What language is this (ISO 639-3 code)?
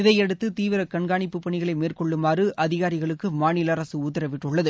tam